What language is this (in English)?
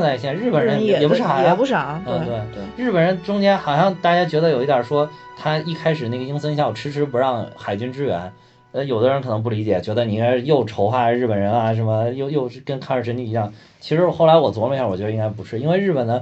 Chinese